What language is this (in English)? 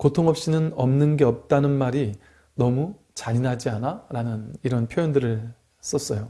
Korean